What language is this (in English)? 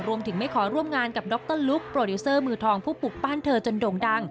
Thai